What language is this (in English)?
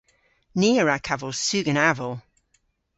Cornish